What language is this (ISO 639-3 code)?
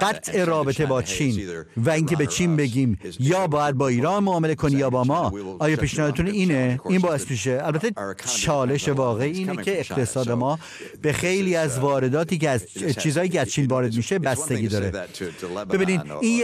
fas